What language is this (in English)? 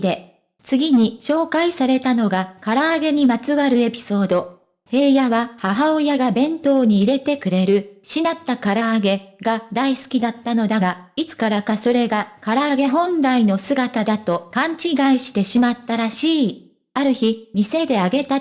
Japanese